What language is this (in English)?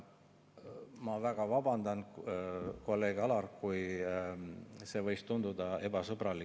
Estonian